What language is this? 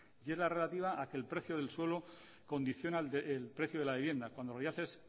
Spanish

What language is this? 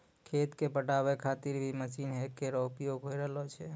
Maithili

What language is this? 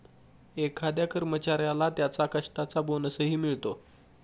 Marathi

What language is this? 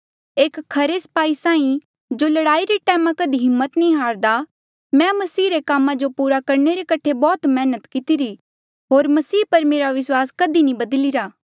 Mandeali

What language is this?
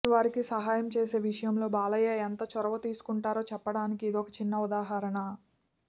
Telugu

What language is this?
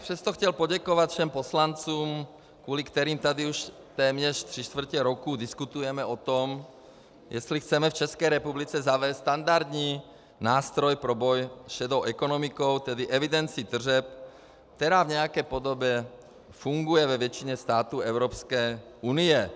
Czech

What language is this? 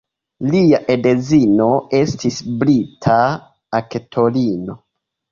Esperanto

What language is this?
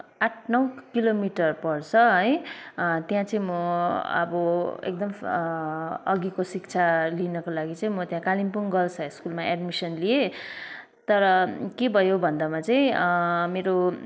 Nepali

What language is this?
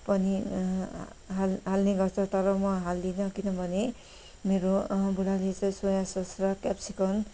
Nepali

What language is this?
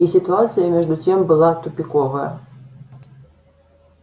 Russian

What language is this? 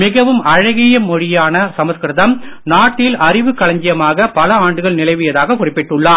Tamil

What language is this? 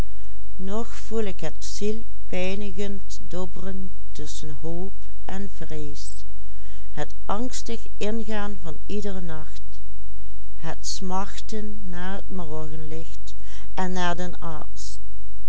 Dutch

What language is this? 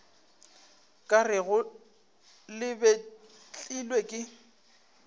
Northern Sotho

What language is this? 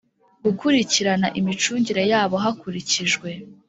Kinyarwanda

